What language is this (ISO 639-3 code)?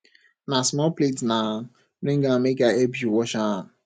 pcm